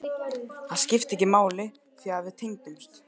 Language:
Icelandic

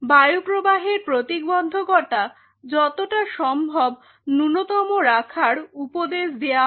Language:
Bangla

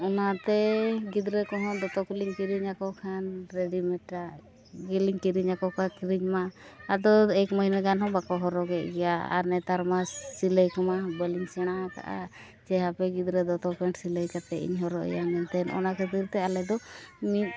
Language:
Santali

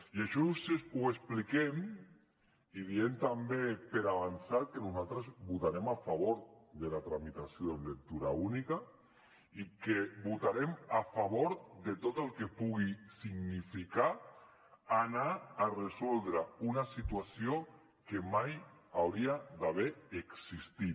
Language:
Catalan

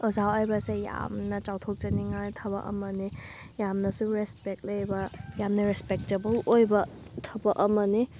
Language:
Manipuri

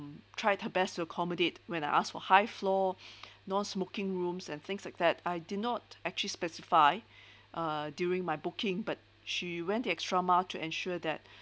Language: English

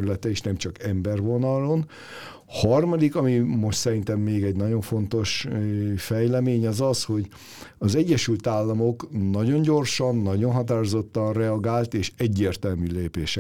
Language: Hungarian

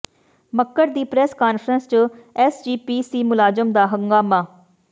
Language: Punjabi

